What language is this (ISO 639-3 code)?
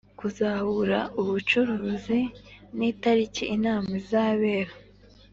kin